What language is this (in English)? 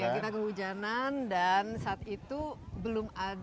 Indonesian